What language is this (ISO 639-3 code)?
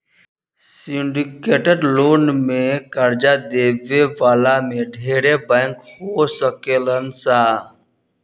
bho